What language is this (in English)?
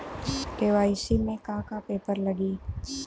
Bhojpuri